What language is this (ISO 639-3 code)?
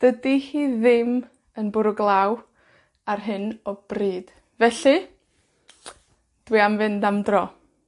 cym